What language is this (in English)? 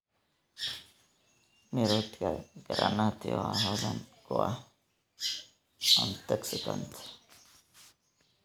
Somali